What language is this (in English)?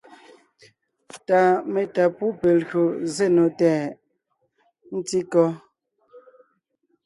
Ngiemboon